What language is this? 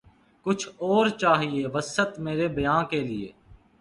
Urdu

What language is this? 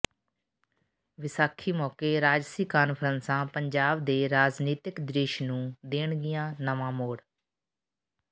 Punjabi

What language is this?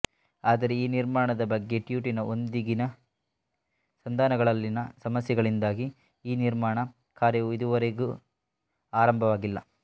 Kannada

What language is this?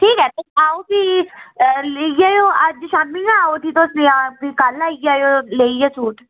Dogri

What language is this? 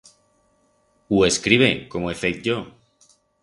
Aragonese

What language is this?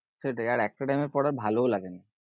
Bangla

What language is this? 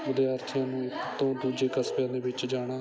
Punjabi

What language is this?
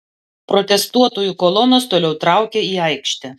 Lithuanian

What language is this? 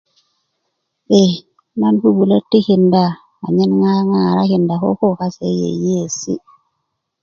Kuku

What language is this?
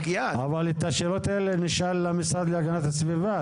Hebrew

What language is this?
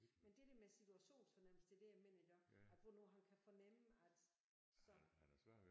Danish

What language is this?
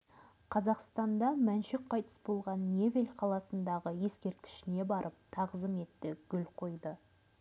Kazakh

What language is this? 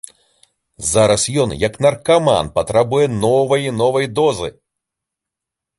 Belarusian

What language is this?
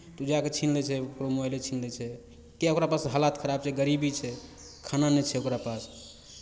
Maithili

